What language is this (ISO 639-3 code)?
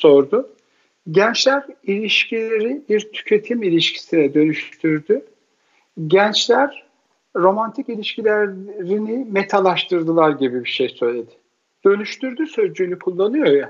tur